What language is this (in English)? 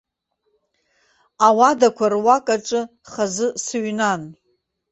Abkhazian